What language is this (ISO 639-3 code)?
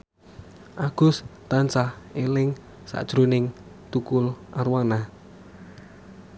jav